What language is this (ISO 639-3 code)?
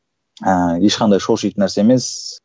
kaz